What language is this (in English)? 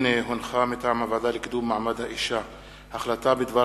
Hebrew